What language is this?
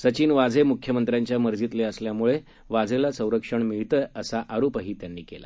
Marathi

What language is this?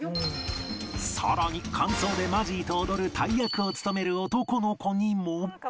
Japanese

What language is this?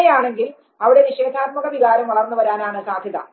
Malayalam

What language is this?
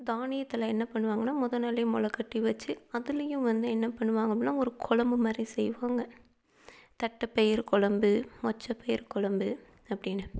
Tamil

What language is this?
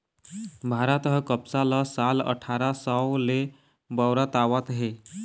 Chhattisgarhi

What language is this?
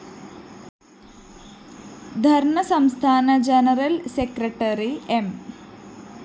Malayalam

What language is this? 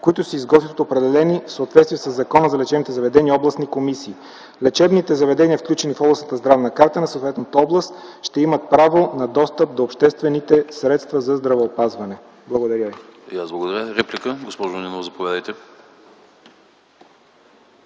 Bulgarian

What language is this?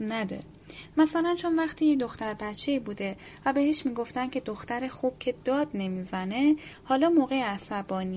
Persian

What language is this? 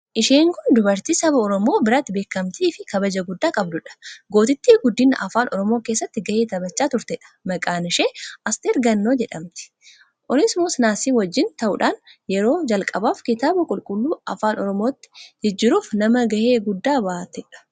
Oromo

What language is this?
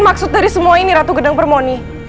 Indonesian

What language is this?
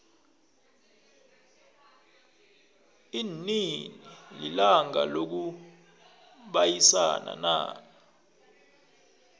South Ndebele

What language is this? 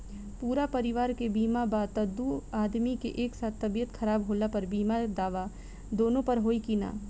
Bhojpuri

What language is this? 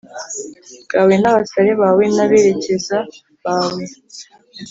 Kinyarwanda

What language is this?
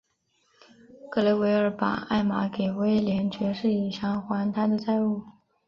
Chinese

